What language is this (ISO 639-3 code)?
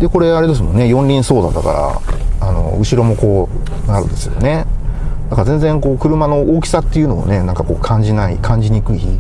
jpn